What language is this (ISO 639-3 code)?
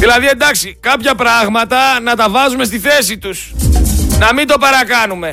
ell